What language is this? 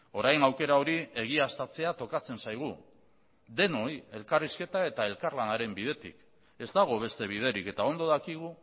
Basque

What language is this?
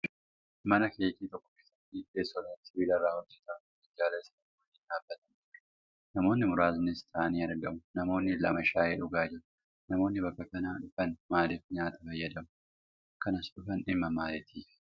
Oromo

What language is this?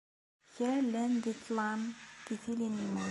Kabyle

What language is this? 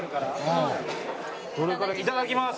Japanese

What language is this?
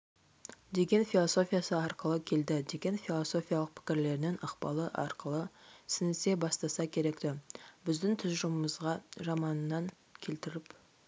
Kazakh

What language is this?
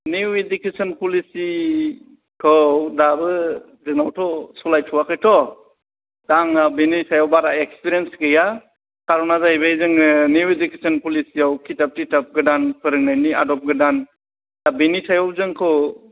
Bodo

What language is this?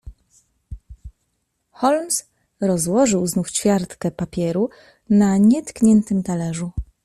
Polish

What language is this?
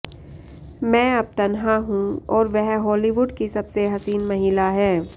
Hindi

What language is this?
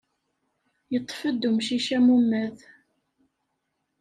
Kabyle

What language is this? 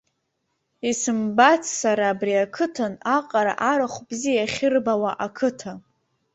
Abkhazian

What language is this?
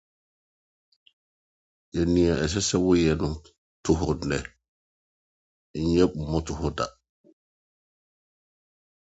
Akan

